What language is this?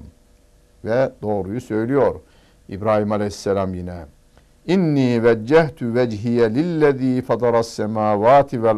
Turkish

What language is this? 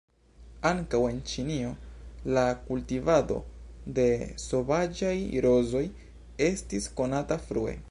Esperanto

